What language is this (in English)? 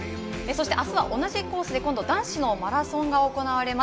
Japanese